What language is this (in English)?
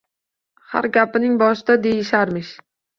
Uzbek